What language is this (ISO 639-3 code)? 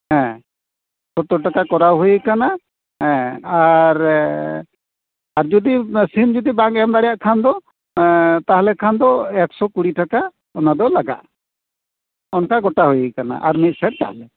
sat